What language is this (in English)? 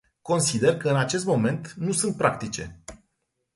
Romanian